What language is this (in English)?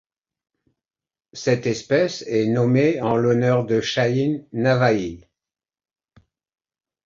French